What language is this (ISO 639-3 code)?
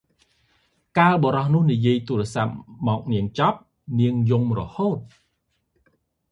khm